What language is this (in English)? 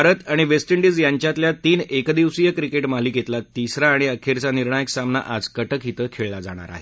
Marathi